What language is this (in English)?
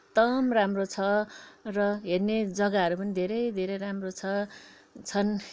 Nepali